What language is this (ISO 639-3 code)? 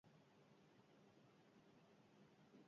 eus